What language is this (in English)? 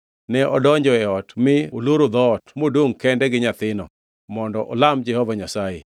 Luo (Kenya and Tanzania)